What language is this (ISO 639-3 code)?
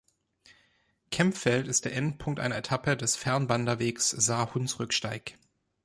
deu